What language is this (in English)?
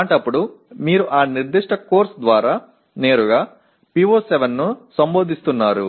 Telugu